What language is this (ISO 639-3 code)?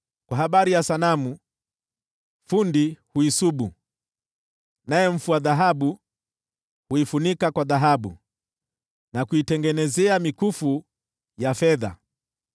swa